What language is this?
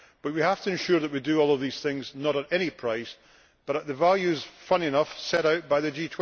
English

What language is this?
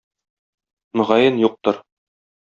Tatar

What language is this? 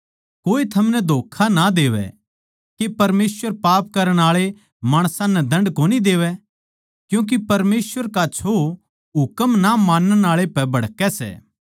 Haryanvi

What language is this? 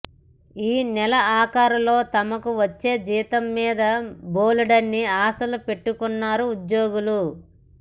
Telugu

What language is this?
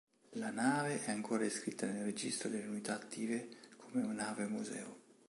Italian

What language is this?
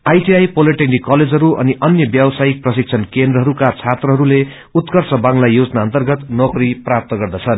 Nepali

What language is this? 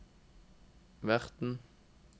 Norwegian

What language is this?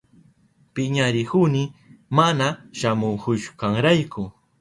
Southern Pastaza Quechua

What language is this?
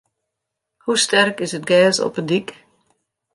Western Frisian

